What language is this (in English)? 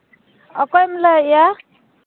Santali